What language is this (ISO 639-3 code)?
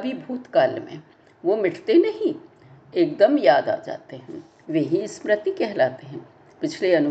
hin